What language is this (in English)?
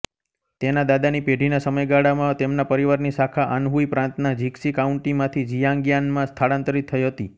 Gujarati